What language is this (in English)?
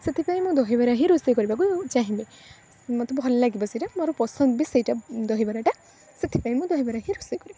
Odia